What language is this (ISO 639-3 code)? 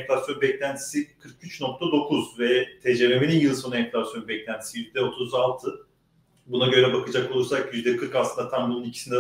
tur